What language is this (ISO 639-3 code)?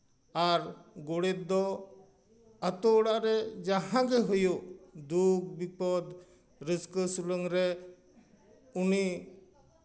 sat